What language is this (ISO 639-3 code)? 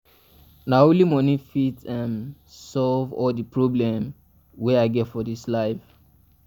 pcm